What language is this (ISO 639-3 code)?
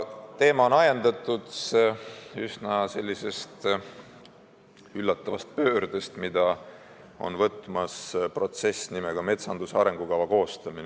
est